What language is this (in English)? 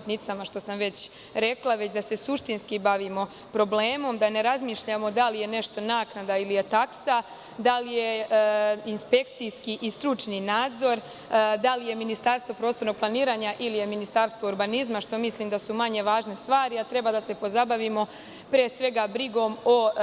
Serbian